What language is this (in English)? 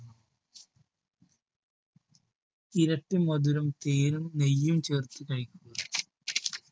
Malayalam